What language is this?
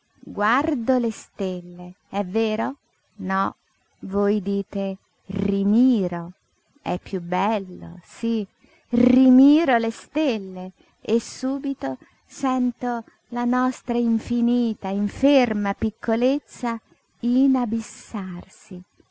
Italian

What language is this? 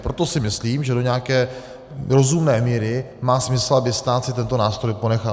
Czech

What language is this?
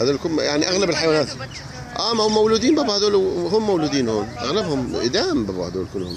Arabic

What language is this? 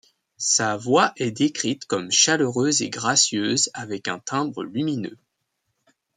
French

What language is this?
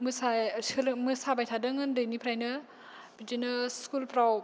Bodo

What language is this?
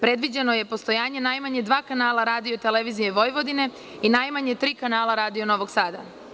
Serbian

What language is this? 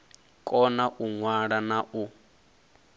Venda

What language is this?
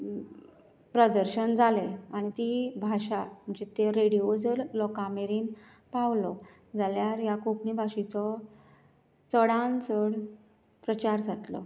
Konkani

